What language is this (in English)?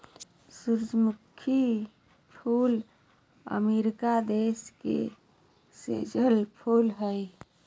Magahi